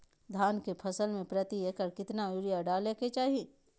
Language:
Magahi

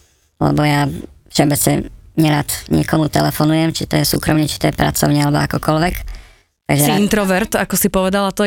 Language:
Slovak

